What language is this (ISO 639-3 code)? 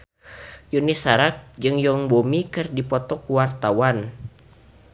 sun